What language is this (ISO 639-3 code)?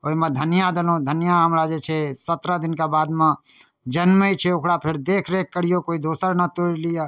mai